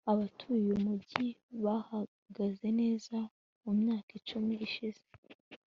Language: Kinyarwanda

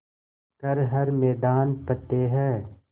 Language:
Hindi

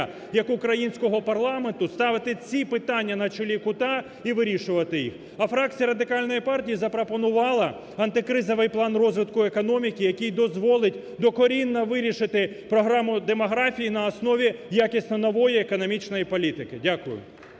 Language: Ukrainian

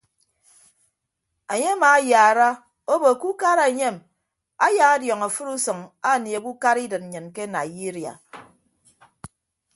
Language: Ibibio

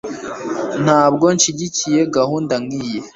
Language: Kinyarwanda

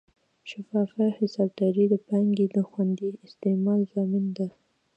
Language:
Pashto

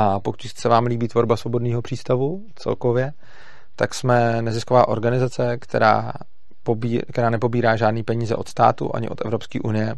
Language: Czech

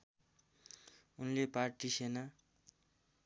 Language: Nepali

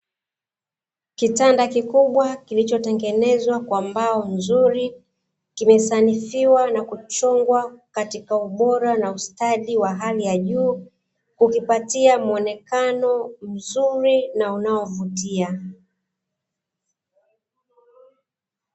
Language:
Swahili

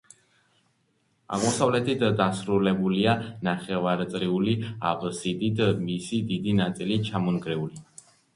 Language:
Georgian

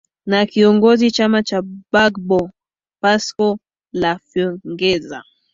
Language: Swahili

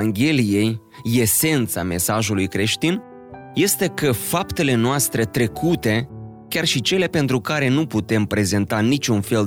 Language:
Romanian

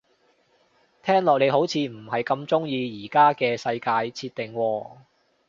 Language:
Cantonese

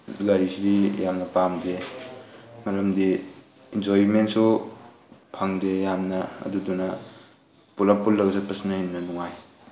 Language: Manipuri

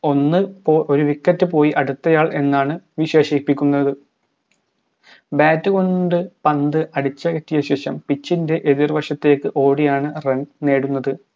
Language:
Malayalam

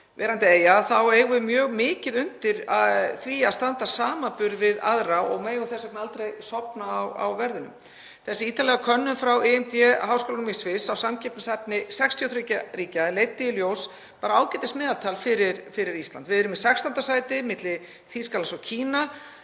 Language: Icelandic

